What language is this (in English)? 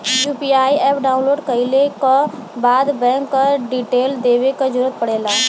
Bhojpuri